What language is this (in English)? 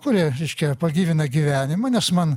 Lithuanian